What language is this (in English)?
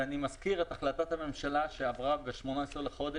Hebrew